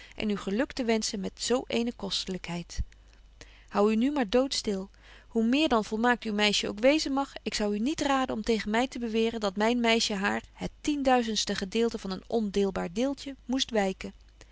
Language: Dutch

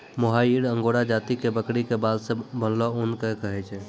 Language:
Maithili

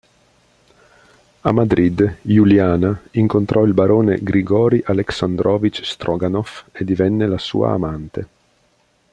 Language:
Italian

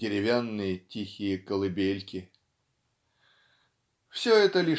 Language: Russian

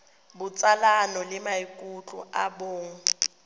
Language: Tswana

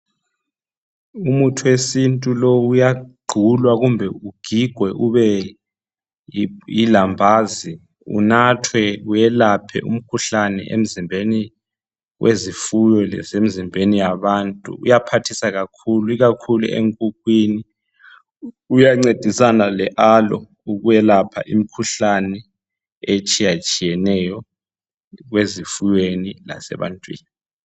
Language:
North Ndebele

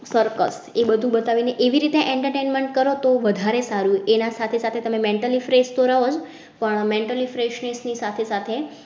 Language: Gujarati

